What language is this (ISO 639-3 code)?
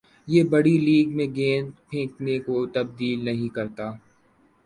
urd